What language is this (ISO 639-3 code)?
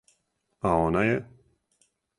srp